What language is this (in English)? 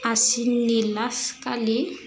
Bodo